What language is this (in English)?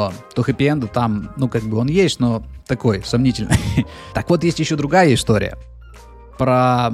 Russian